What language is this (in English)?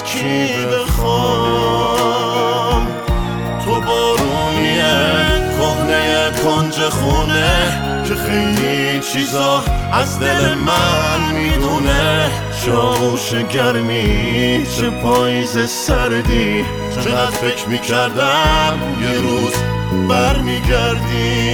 Persian